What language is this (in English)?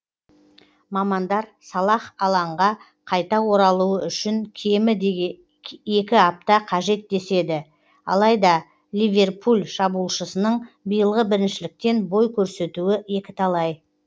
Kazakh